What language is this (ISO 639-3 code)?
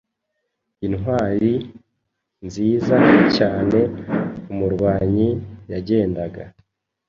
kin